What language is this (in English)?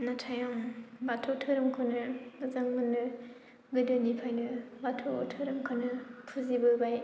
Bodo